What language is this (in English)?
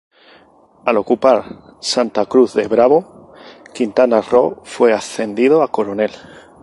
Spanish